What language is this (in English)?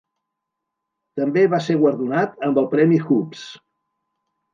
Catalan